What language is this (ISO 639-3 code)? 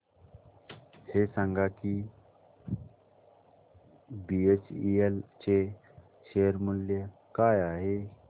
mar